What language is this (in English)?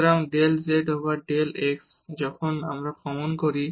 Bangla